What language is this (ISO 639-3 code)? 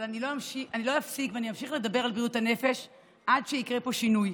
heb